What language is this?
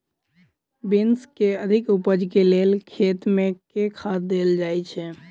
Maithili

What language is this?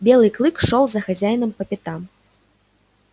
Russian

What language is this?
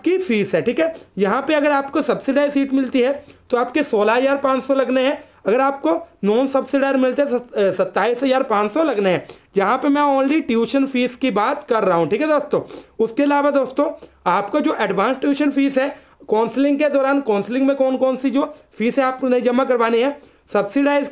Hindi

